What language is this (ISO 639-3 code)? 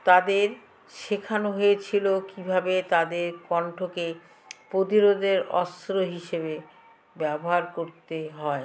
ben